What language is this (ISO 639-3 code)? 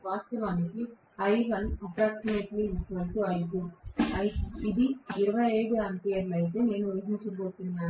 tel